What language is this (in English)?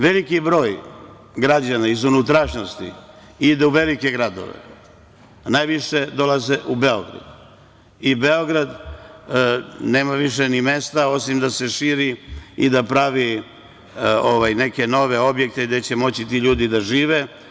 Serbian